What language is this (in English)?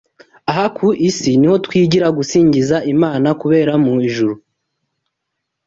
Kinyarwanda